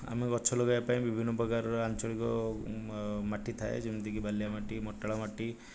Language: Odia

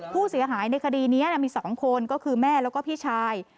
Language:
Thai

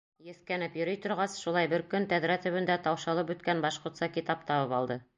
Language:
Bashkir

